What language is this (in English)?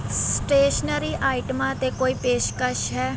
Punjabi